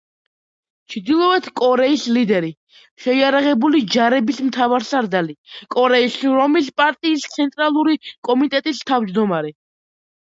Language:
Georgian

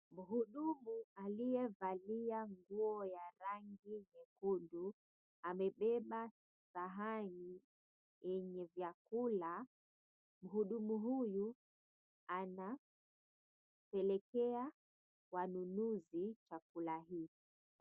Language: Swahili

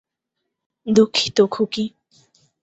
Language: Bangla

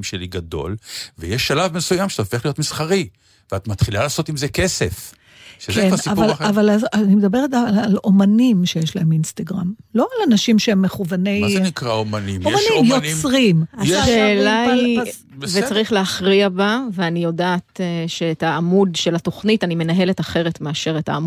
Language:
Hebrew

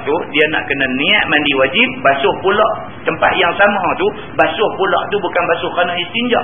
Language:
Malay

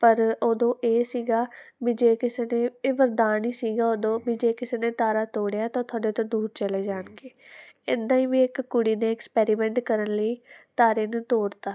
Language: Punjabi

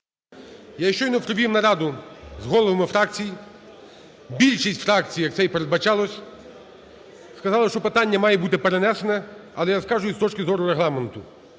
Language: Ukrainian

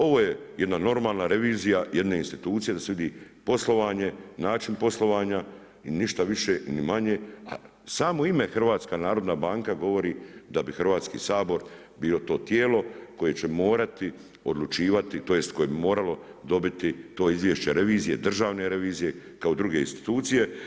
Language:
Croatian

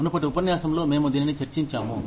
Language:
Telugu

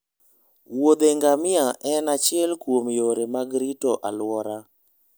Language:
Luo (Kenya and Tanzania)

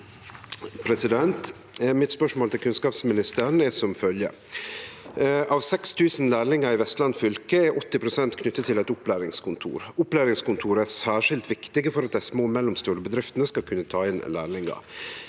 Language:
Norwegian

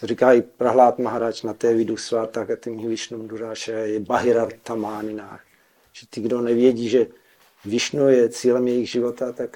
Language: Czech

